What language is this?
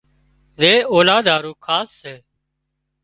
Wadiyara Koli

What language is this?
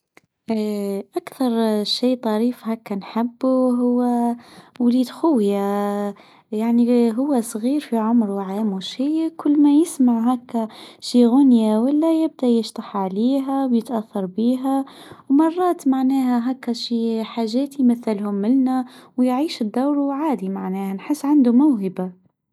Tunisian Arabic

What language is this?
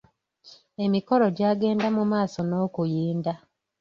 Ganda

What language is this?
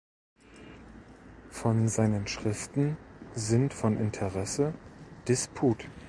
German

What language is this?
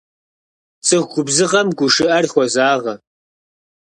Kabardian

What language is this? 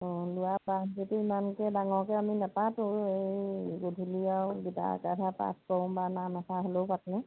Assamese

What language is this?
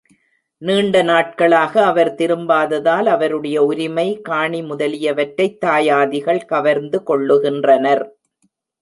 Tamil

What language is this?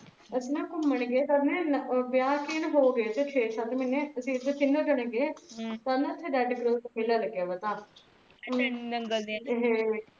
Punjabi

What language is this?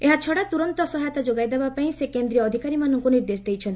Odia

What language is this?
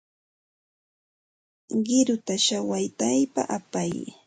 Santa Ana de Tusi Pasco Quechua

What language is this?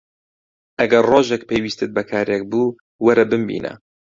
Central Kurdish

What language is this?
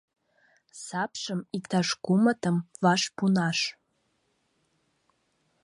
Mari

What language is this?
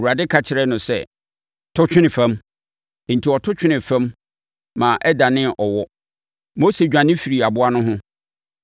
Akan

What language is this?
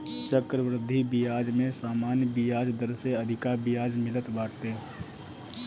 Bhojpuri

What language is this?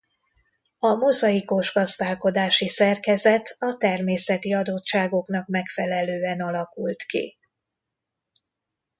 Hungarian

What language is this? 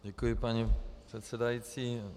Czech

